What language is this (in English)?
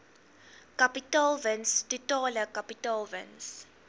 Afrikaans